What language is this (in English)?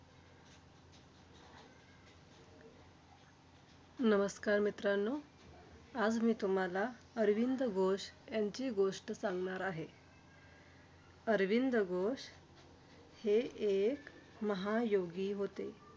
Marathi